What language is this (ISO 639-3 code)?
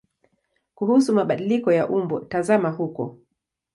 swa